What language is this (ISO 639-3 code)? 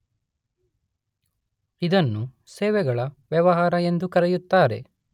kan